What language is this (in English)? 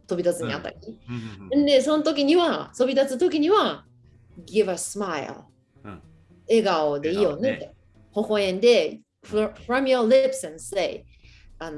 Japanese